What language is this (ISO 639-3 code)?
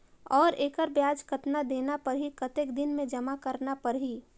hne